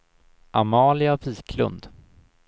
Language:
Swedish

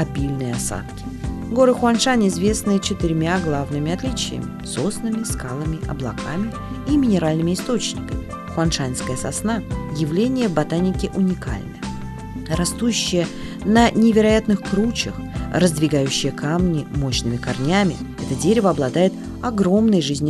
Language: Russian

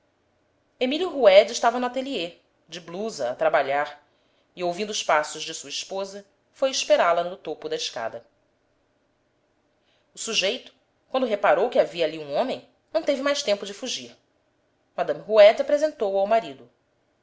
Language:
Portuguese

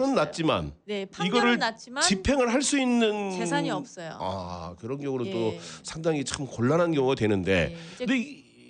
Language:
Korean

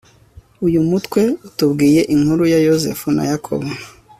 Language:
Kinyarwanda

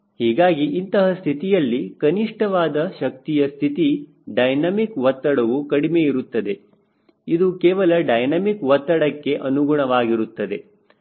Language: Kannada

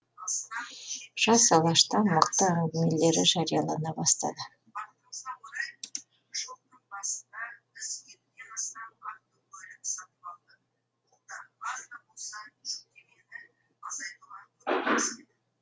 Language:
Kazakh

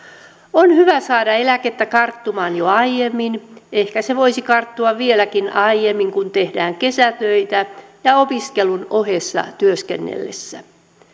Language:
Finnish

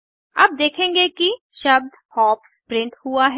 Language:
Hindi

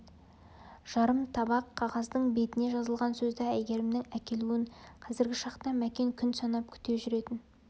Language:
Kazakh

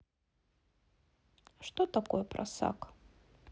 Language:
Russian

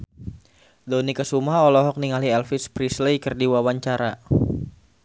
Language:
Sundanese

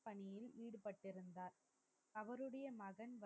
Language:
Tamil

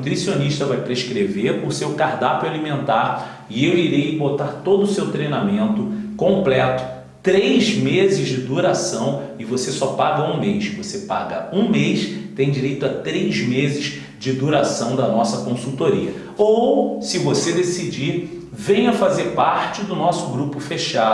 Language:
Portuguese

